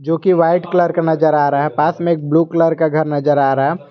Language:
Hindi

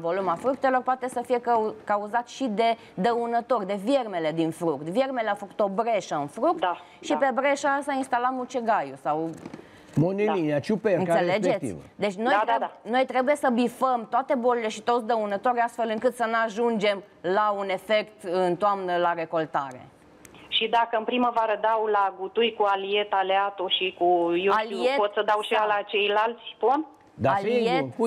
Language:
Romanian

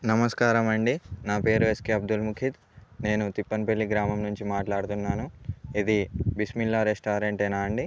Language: Telugu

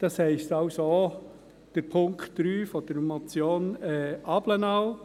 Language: Swiss German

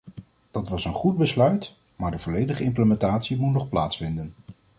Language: Dutch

